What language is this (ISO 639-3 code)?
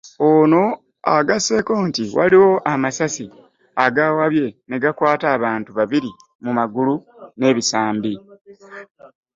lug